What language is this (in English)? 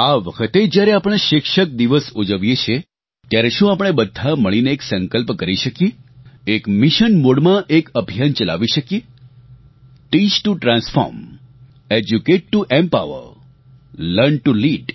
Gujarati